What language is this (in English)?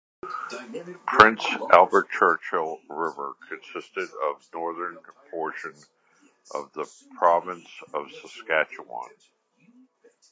English